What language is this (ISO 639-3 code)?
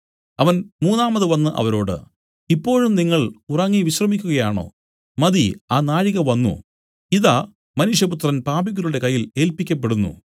mal